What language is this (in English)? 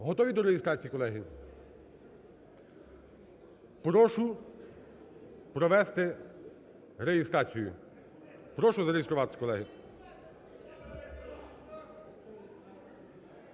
Ukrainian